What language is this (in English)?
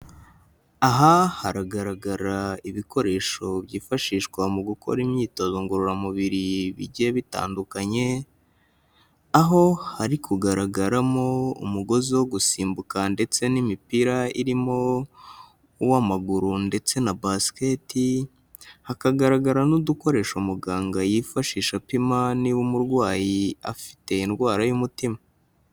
Kinyarwanda